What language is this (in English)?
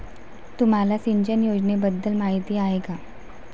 Marathi